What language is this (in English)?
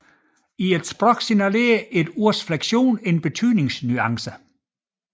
Danish